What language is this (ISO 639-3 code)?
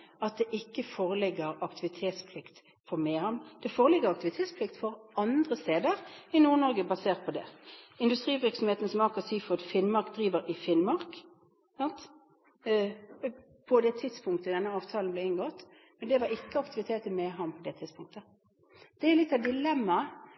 nob